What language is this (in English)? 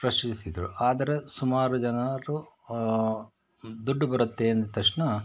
Kannada